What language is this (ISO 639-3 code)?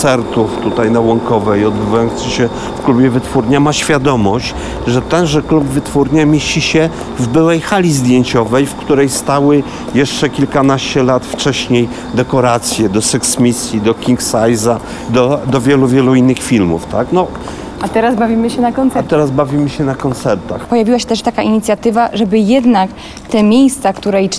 pol